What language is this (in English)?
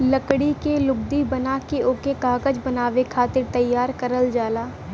Bhojpuri